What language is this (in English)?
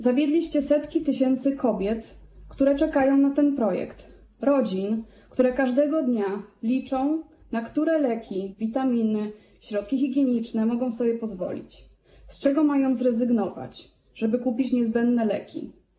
Polish